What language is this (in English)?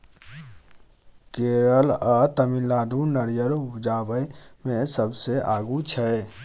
Maithili